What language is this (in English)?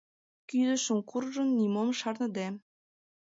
Mari